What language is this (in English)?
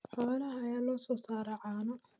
Somali